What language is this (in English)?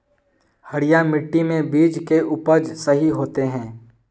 Magahi